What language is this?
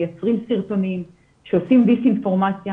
Hebrew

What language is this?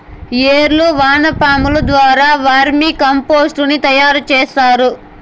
Telugu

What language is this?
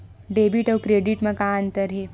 Chhattisgarhi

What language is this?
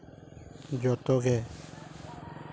Santali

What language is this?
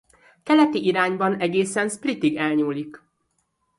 Hungarian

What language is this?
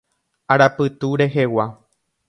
Guarani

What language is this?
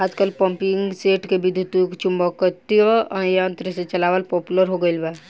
Bhojpuri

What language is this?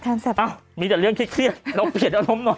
Thai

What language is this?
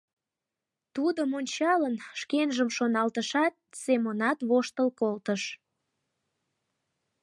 Mari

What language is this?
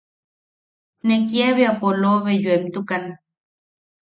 Yaqui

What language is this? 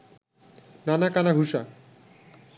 Bangla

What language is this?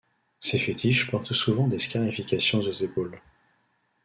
French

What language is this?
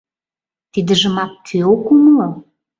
Mari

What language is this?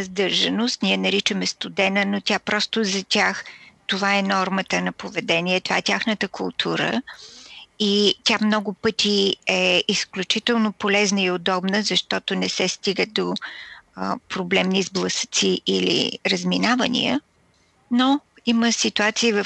Bulgarian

